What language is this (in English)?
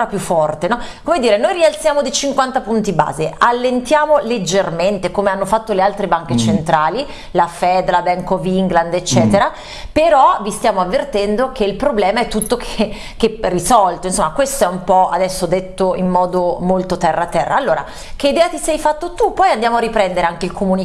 Italian